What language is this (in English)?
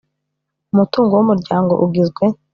Kinyarwanda